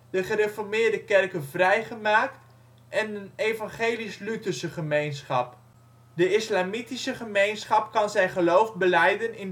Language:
Dutch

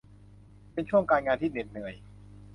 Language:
Thai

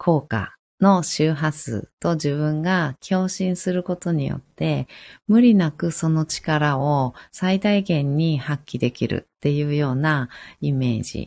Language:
Japanese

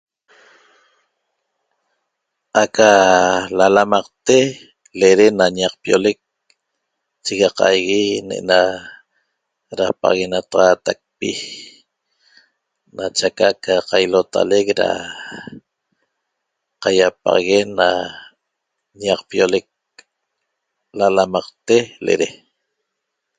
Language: Toba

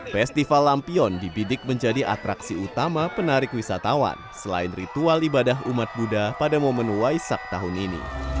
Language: Indonesian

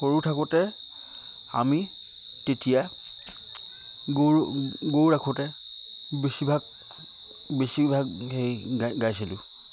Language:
Assamese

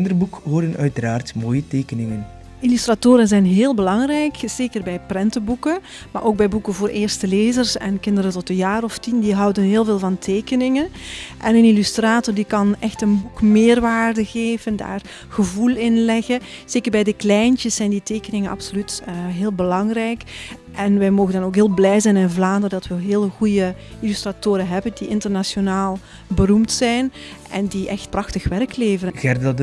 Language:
Dutch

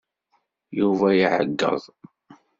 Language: Kabyle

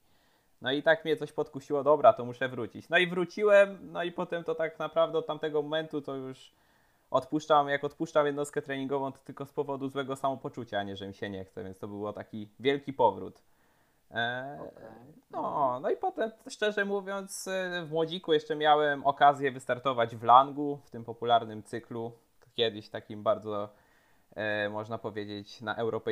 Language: Polish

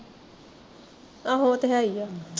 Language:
Punjabi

